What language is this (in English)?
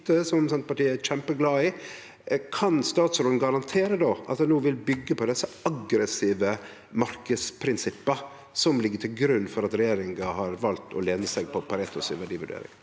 Norwegian